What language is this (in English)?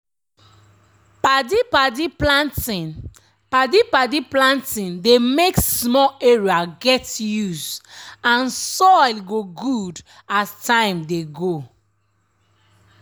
Nigerian Pidgin